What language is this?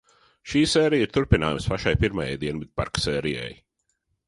Latvian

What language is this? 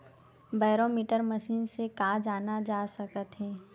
Chhattisgarhi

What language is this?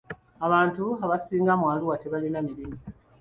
Ganda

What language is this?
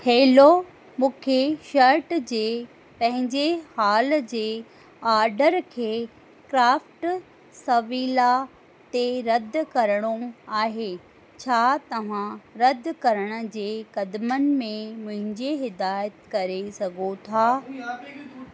Sindhi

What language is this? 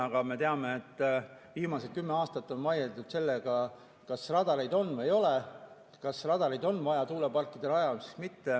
Estonian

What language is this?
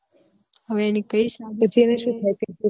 Gujarati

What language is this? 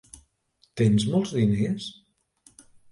Catalan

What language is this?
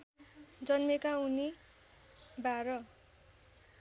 Nepali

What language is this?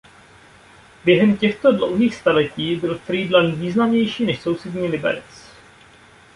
Czech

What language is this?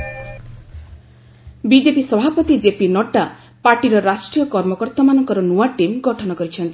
Odia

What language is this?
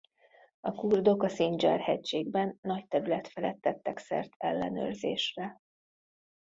Hungarian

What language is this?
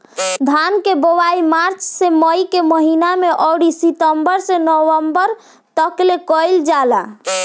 Bhojpuri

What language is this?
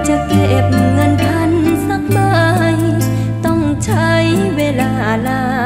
Thai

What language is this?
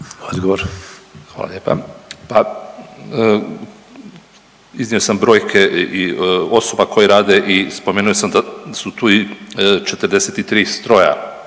Croatian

